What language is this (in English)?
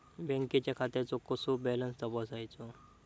Marathi